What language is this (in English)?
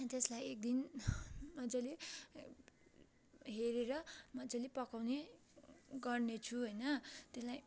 Nepali